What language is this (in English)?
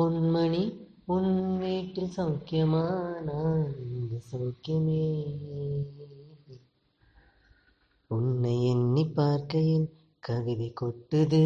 Tamil